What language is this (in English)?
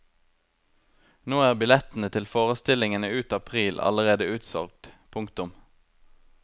Norwegian